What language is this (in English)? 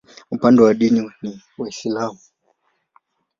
Swahili